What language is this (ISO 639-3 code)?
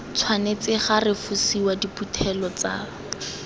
tsn